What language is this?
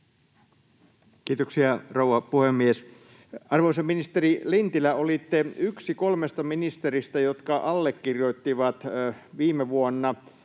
Finnish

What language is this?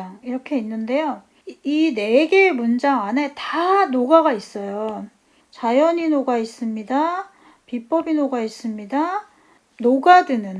Korean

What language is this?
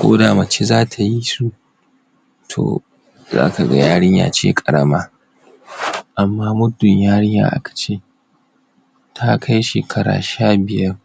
Hausa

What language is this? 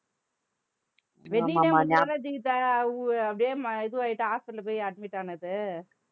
Tamil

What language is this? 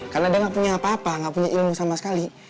Indonesian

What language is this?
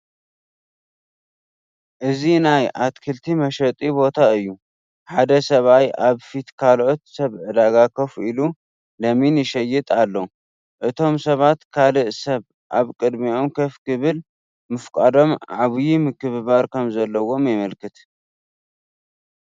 Tigrinya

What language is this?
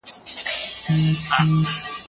Pashto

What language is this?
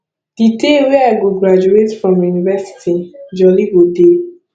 Nigerian Pidgin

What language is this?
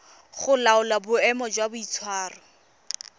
Tswana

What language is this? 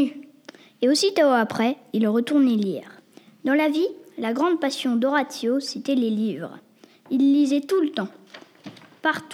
French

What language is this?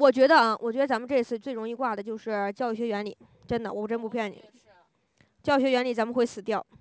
Chinese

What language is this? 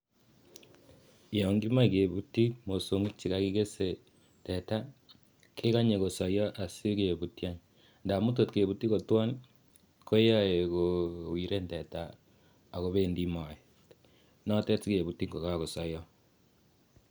Kalenjin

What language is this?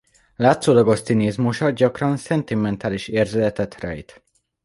Hungarian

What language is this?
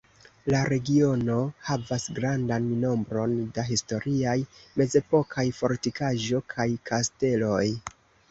Esperanto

